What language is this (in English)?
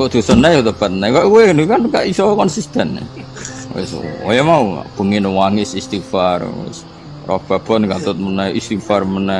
Indonesian